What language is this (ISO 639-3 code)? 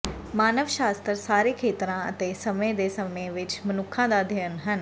pan